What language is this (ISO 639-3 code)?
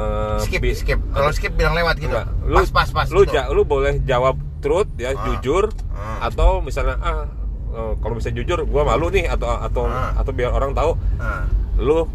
ind